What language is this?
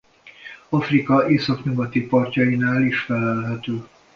Hungarian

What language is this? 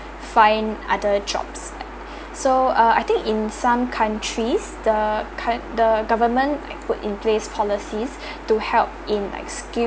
English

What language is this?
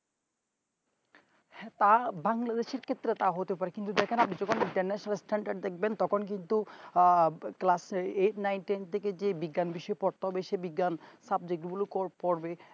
Bangla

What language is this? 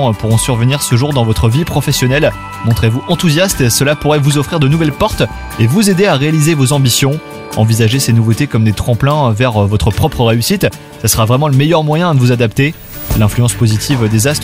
French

